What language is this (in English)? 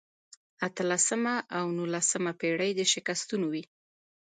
Pashto